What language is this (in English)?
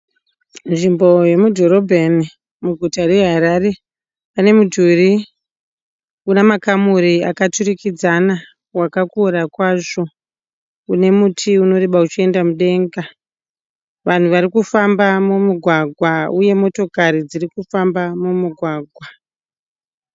Shona